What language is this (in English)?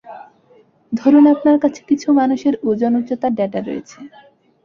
Bangla